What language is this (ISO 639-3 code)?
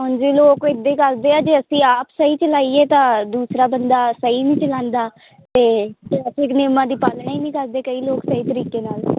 pan